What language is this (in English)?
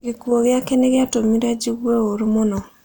Kikuyu